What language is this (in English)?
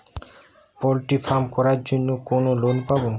Bangla